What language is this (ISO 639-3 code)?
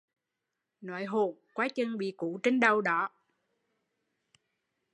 vie